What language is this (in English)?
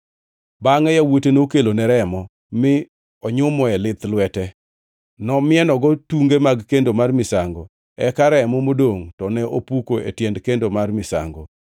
Luo (Kenya and Tanzania)